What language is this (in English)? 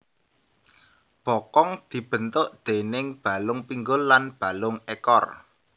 Javanese